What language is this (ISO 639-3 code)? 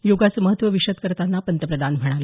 mar